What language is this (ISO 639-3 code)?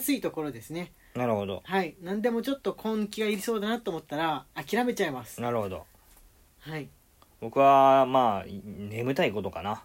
jpn